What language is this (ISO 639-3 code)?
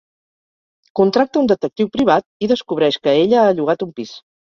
cat